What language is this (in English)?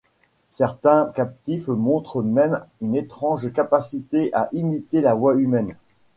French